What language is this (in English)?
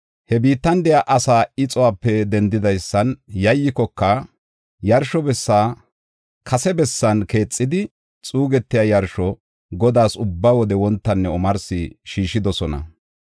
Gofa